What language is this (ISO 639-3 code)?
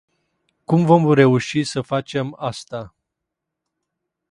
ron